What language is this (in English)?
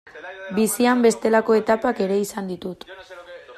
Basque